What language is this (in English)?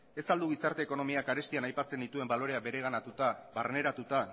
Basque